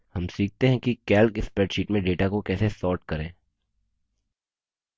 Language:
Hindi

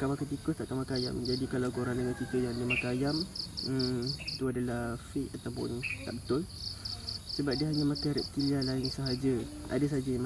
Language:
Malay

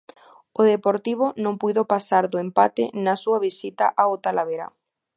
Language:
Galician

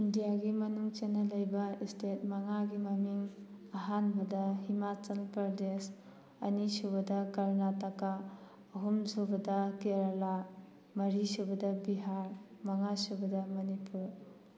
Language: Manipuri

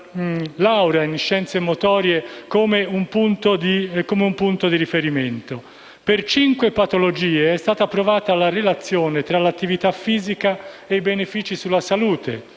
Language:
Italian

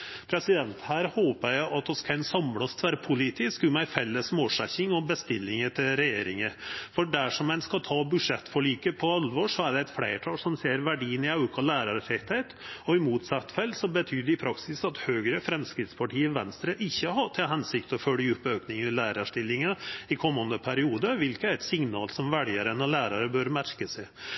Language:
Norwegian Nynorsk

